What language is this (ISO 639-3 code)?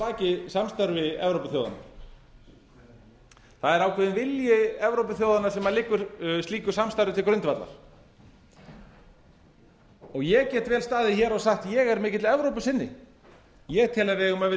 isl